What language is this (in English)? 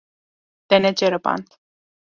Kurdish